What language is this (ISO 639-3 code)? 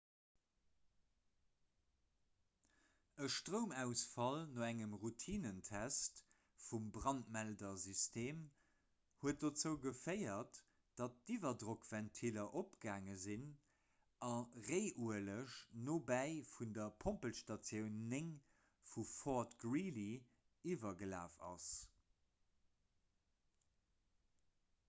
ltz